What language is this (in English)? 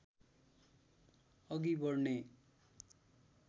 Nepali